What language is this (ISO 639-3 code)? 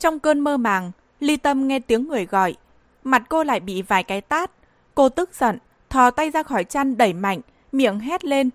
vie